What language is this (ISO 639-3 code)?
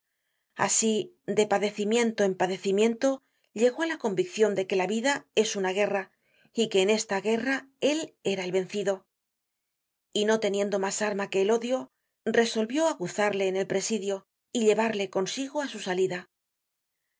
spa